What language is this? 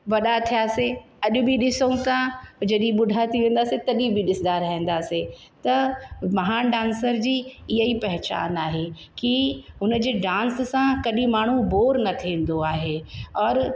Sindhi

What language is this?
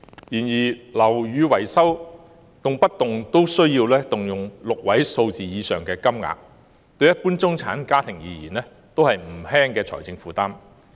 Cantonese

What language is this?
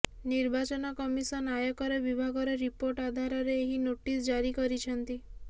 Odia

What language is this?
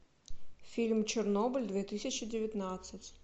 Russian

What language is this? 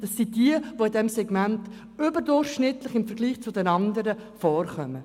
Swiss German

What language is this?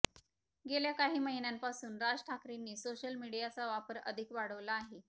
Marathi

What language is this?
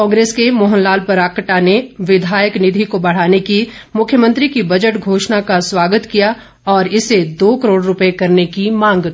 Hindi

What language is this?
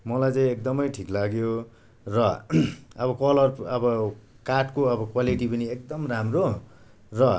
Nepali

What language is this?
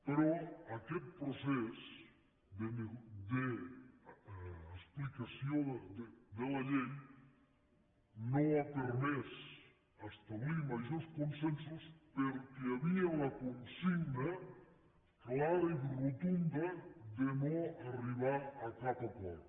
Catalan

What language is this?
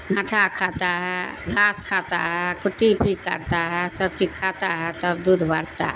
Urdu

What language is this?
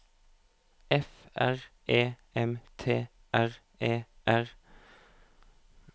Norwegian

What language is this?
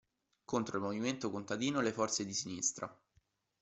Italian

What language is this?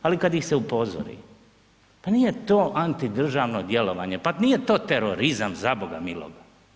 Croatian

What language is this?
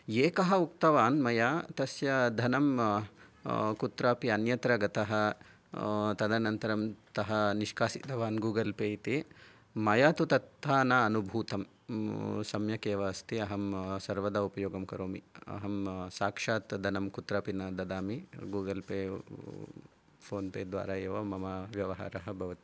Sanskrit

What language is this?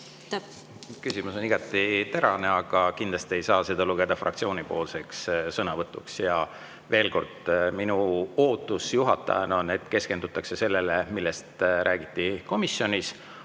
Estonian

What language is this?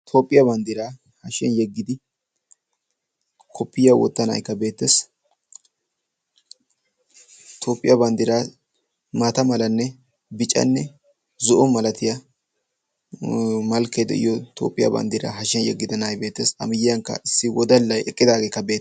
Wolaytta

